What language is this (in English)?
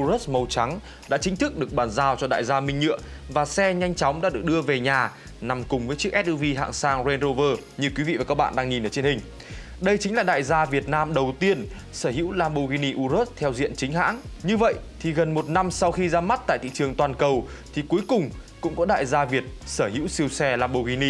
Vietnamese